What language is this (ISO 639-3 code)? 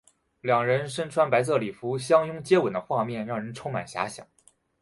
zho